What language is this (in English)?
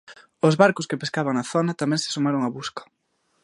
Galician